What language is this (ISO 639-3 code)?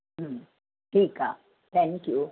snd